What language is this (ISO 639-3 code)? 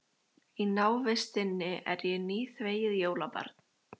isl